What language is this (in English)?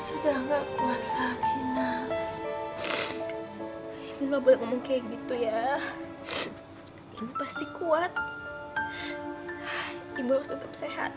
Indonesian